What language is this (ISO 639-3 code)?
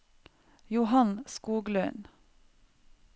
nor